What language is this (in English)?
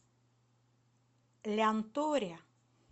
Russian